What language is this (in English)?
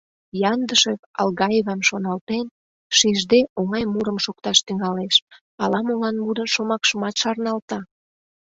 Mari